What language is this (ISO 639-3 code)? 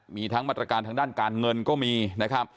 tha